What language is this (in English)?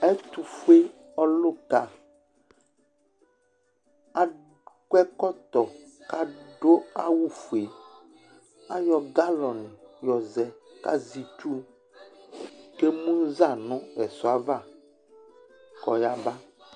Ikposo